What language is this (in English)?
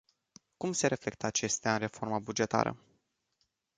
Romanian